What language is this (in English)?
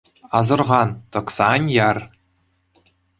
Chuvash